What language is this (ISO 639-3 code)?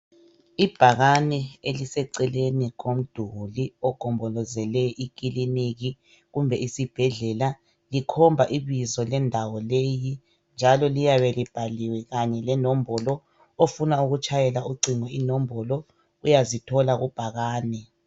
nde